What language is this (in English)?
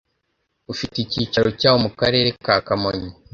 Kinyarwanda